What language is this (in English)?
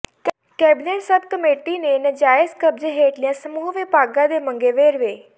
Punjabi